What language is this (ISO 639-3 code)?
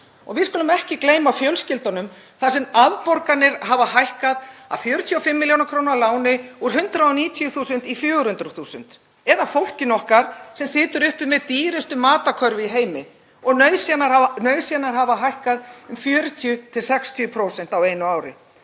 isl